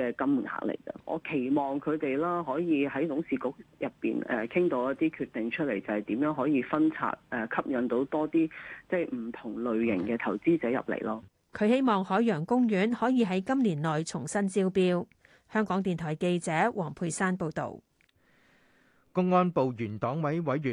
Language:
Chinese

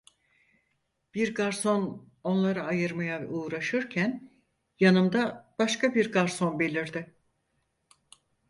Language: Turkish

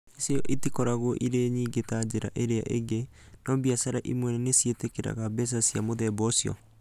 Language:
Kikuyu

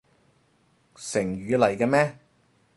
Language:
Cantonese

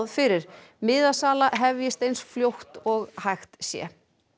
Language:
Icelandic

